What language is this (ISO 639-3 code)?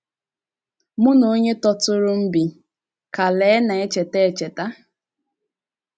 ibo